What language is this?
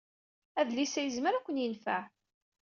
Kabyle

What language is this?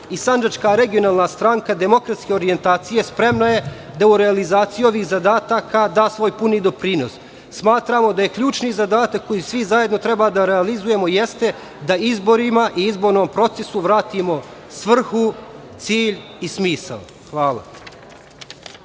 Serbian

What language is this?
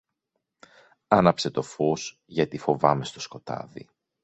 Greek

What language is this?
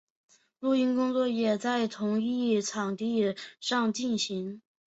Chinese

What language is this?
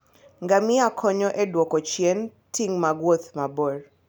Luo (Kenya and Tanzania)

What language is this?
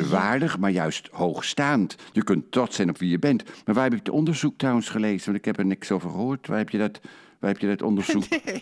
Dutch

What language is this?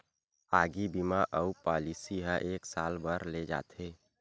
Chhattisgarhi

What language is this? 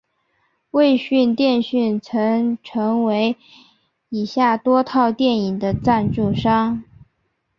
Chinese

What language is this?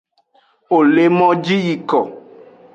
Aja (Benin)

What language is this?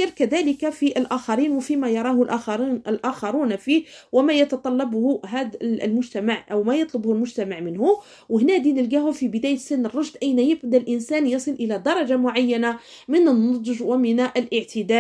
Arabic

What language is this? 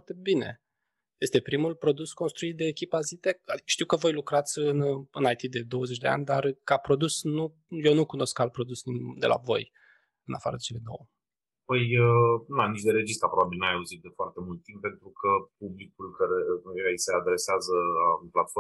Romanian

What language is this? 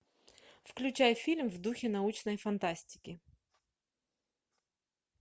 Russian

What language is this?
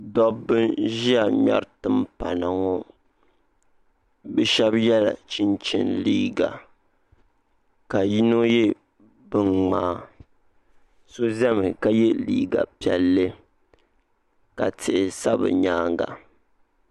Dagbani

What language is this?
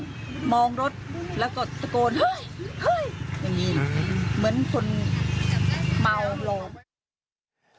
Thai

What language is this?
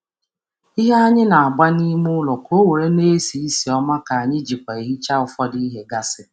Igbo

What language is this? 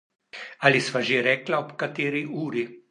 Slovenian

